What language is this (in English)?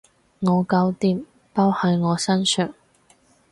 Cantonese